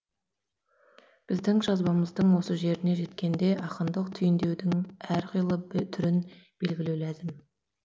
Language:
Kazakh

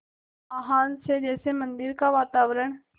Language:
Hindi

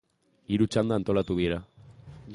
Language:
Basque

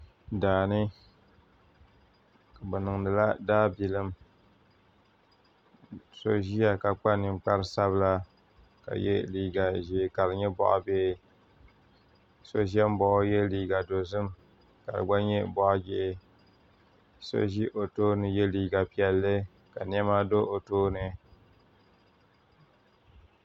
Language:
Dagbani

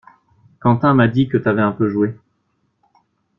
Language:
French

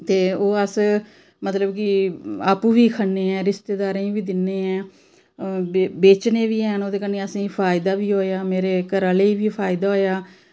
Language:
Dogri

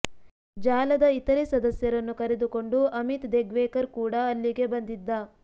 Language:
Kannada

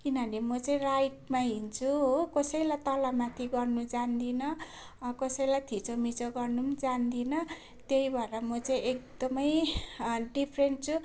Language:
Nepali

